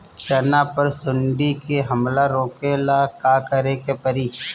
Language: Bhojpuri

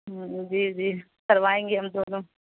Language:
Urdu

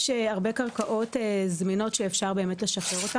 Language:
Hebrew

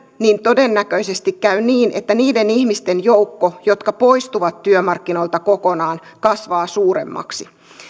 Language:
Finnish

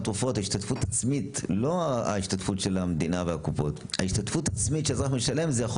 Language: Hebrew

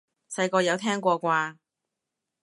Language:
Cantonese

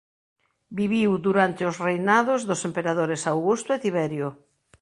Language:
Galician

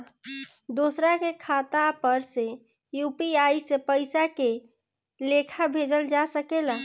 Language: Bhojpuri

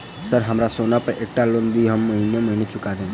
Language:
Maithili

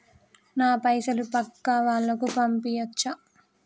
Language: Telugu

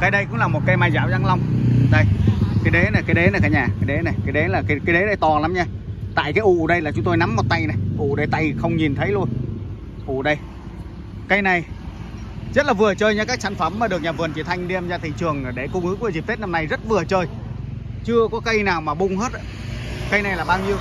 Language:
Vietnamese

